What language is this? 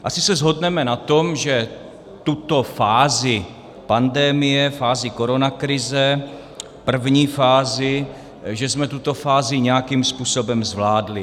Czech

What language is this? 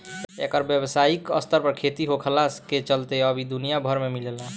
Bhojpuri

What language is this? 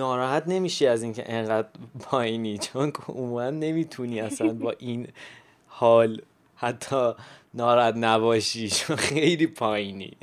Persian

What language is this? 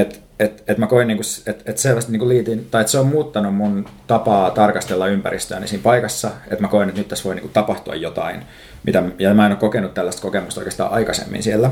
Finnish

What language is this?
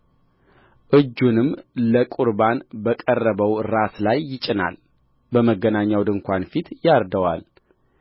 Amharic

